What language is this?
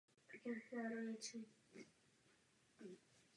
Czech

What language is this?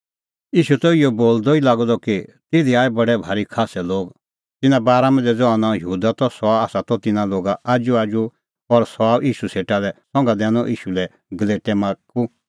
Kullu Pahari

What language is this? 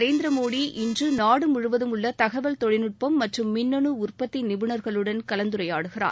Tamil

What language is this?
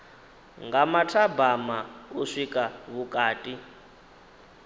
Venda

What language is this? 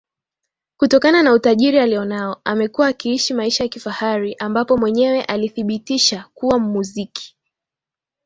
Swahili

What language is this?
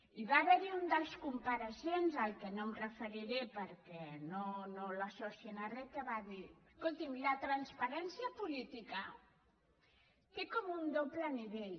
Catalan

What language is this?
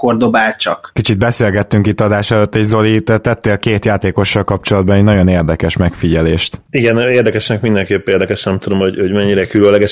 Hungarian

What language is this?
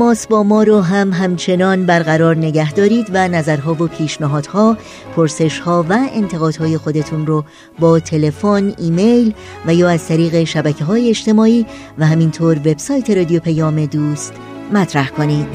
Persian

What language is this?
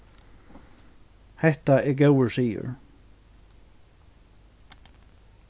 Faroese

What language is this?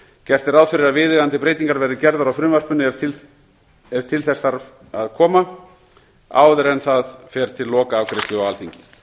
Icelandic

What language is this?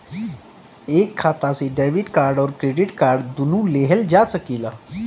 Bhojpuri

